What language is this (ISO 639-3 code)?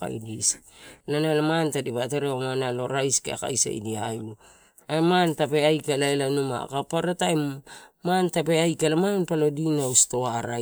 ttu